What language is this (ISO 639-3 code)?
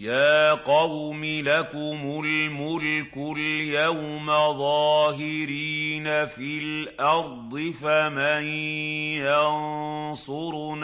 ara